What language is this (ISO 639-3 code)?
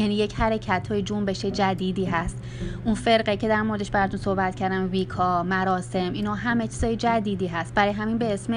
fas